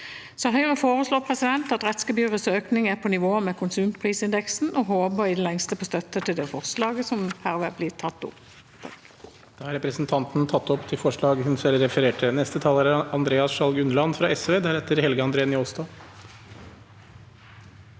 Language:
Norwegian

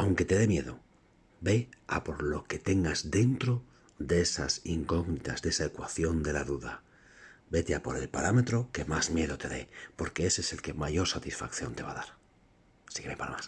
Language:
Spanish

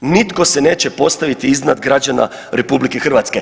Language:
Croatian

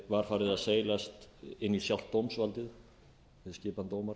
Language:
Icelandic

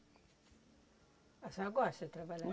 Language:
Portuguese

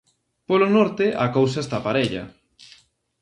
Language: Galician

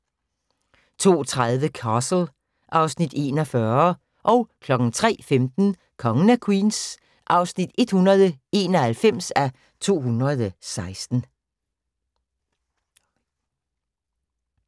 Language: Danish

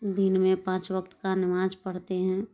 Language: Urdu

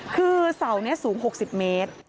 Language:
Thai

